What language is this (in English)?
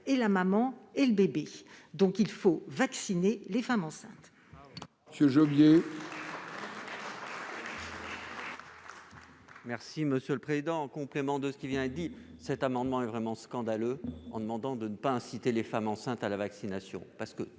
French